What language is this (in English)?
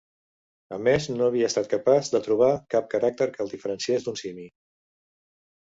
Catalan